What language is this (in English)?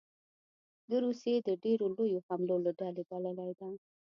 Pashto